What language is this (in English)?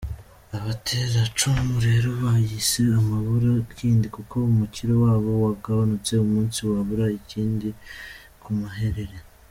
Kinyarwanda